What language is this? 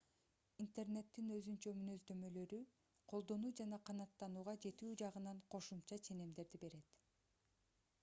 Kyrgyz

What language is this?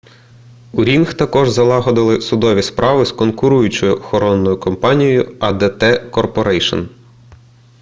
Ukrainian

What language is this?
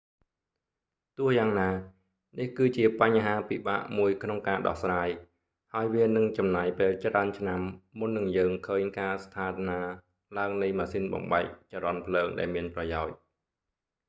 Khmer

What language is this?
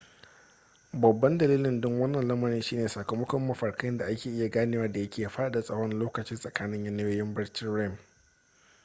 Hausa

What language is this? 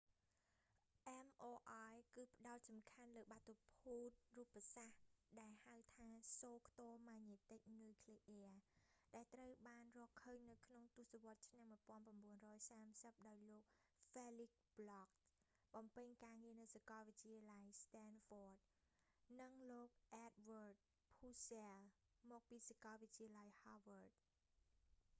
Khmer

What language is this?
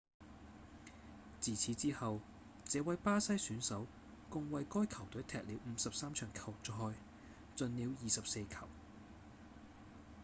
Cantonese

